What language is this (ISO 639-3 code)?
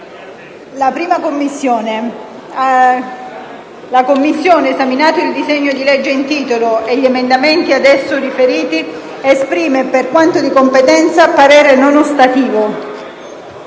ita